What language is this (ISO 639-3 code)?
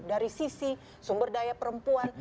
ind